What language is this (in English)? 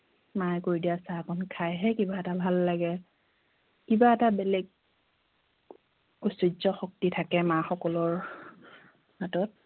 Assamese